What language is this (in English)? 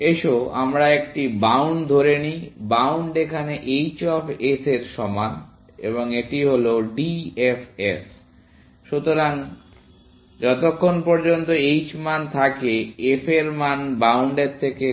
Bangla